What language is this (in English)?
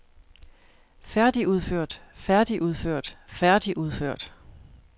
Danish